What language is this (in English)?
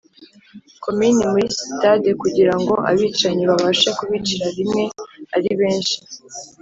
Kinyarwanda